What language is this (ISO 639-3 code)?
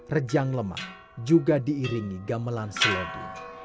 ind